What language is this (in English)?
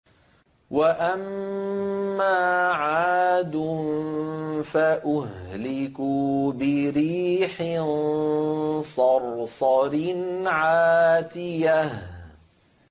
Arabic